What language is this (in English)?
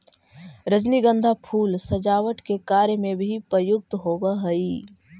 Magahi